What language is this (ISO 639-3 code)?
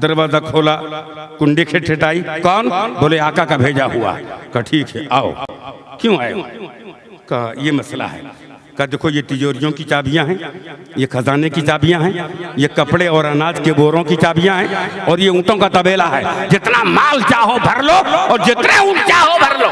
hin